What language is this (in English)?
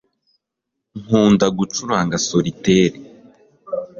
Kinyarwanda